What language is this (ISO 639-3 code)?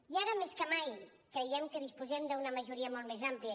cat